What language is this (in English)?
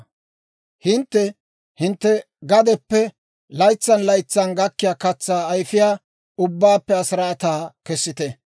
Dawro